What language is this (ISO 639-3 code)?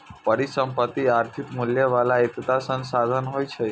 mai